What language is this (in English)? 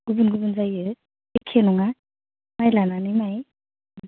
Bodo